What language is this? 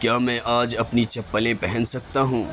Urdu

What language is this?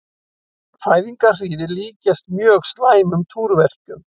Icelandic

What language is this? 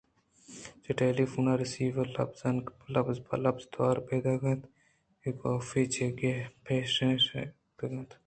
Eastern Balochi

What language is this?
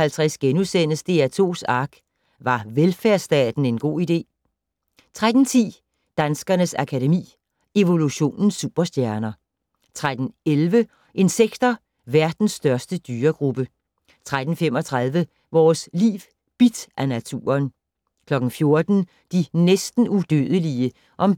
Danish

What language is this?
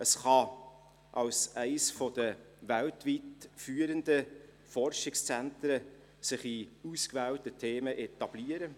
Swiss German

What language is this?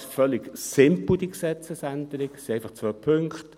Swiss German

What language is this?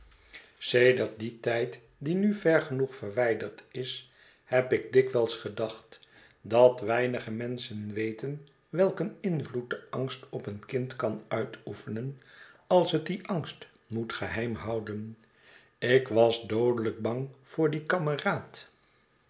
Dutch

